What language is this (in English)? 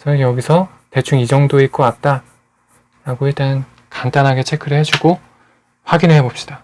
Korean